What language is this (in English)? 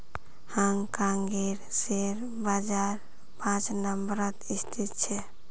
Magahi